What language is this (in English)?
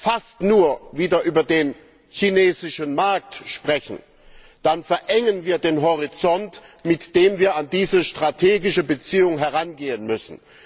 German